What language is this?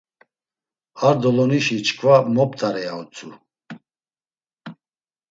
Laz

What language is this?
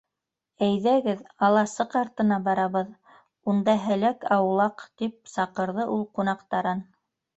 Bashkir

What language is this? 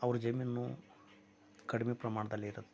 Kannada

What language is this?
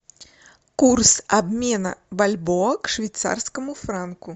Russian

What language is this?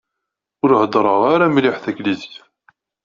Kabyle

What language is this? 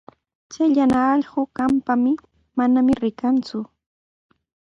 Sihuas Ancash Quechua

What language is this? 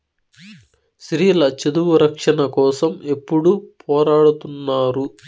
Telugu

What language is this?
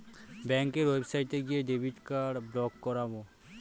Bangla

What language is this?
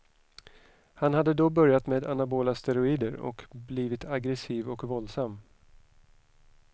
Swedish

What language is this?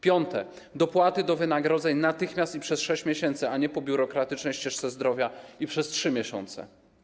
Polish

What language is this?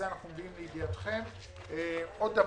Hebrew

